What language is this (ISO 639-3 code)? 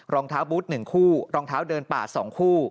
tha